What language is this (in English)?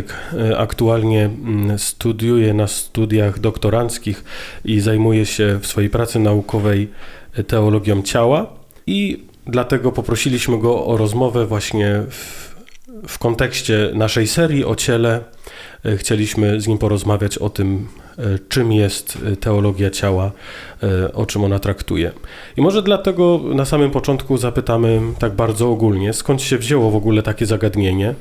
Polish